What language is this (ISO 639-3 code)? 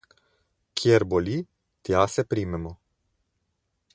slv